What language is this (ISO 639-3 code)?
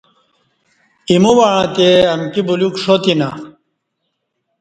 bsh